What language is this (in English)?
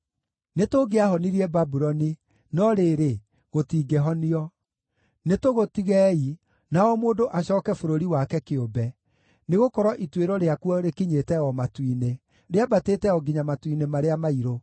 Kikuyu